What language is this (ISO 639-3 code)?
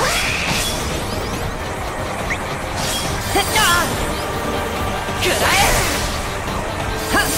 jpn